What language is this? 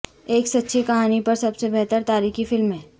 Urdu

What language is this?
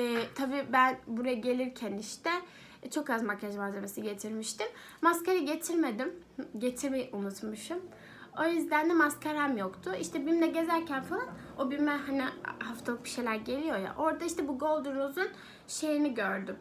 Turkish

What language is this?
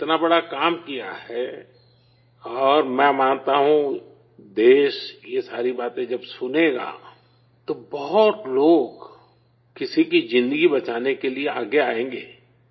Urdu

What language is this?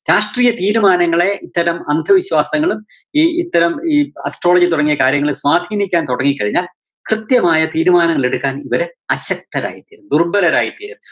Malayalam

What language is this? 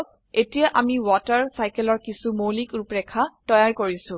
Assamese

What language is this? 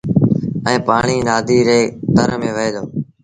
Sindhi Bhil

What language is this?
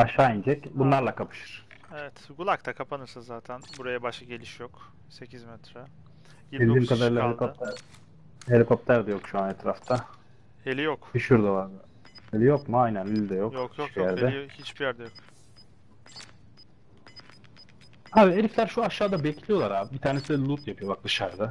Turkish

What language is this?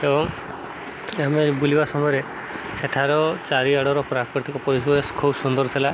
Odia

